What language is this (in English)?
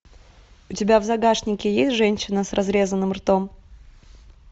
Russian